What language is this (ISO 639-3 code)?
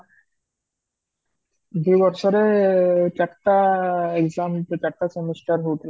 ori